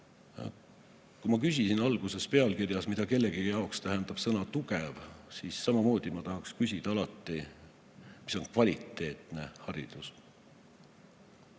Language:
Estonian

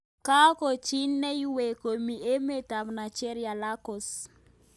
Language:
Kalenjin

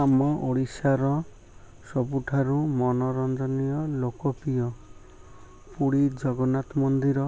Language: Odia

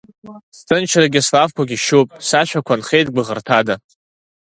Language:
Abkhazian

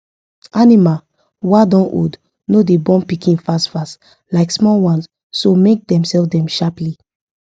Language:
Nigerian Pidgin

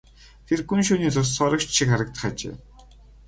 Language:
Mongolian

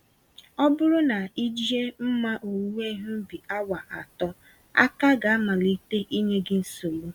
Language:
Igbo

